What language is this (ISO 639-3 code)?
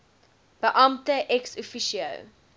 afr